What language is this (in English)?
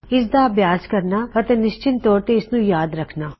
Punjabi